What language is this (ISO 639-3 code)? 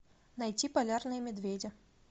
rus